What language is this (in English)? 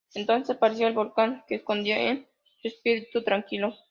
Spanish